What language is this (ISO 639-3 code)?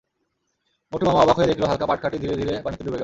ben